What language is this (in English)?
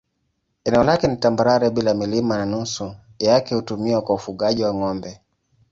Swahili